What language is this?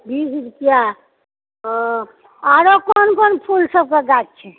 Maithili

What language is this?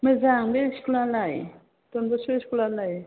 Bodo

